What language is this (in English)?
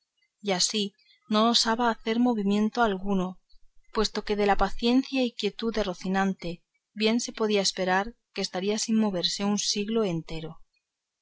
Spanish